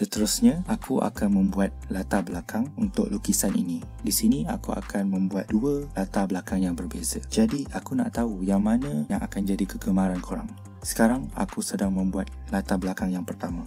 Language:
Malay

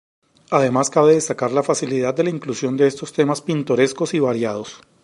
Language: Spanish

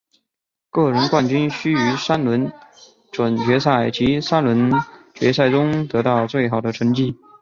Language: Chinese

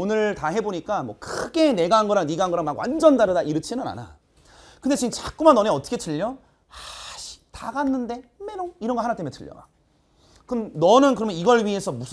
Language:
Korean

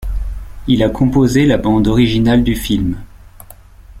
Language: French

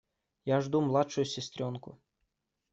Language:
Russian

